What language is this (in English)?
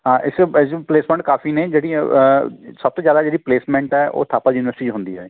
Punjabi